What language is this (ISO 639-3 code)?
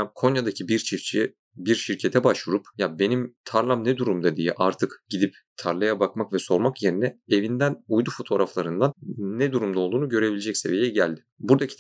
tur